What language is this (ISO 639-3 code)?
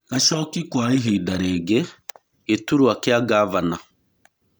kik